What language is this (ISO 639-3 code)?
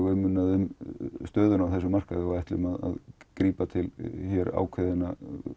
isl